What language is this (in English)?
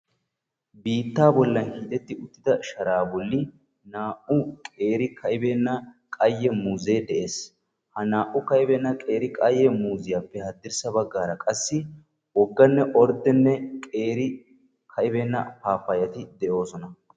Wolaytta